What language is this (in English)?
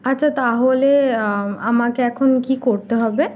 Bangla